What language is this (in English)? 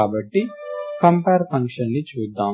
Telugu